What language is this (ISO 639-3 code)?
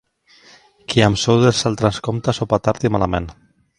cat